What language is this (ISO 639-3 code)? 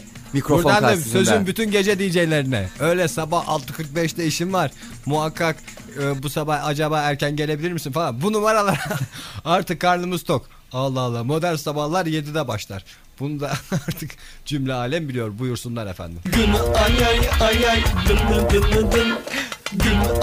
tur